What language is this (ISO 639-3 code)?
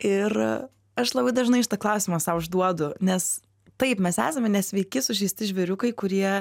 lit